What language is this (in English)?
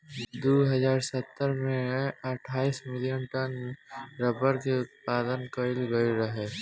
Bhojpuri